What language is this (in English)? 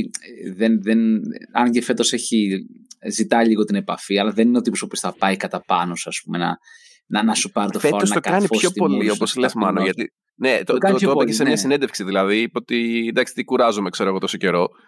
Greek